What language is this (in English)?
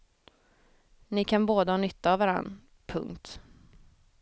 Swedish